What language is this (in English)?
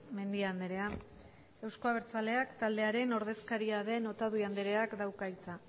Basque